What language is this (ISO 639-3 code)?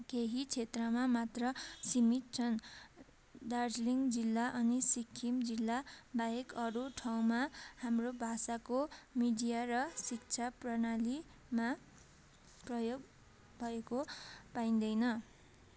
nep